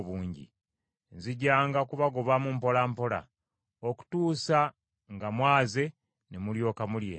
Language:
Ganda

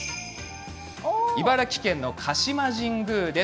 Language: Japanese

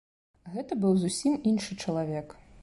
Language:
Belarusian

